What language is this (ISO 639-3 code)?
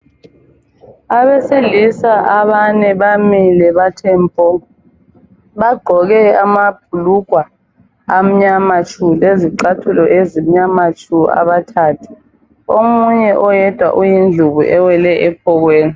nde